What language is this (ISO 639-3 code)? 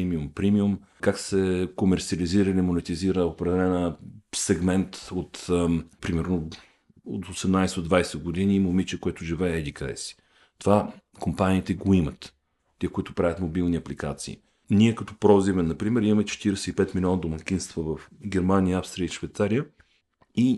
bul